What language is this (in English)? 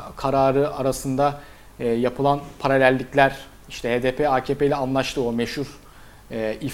Turkish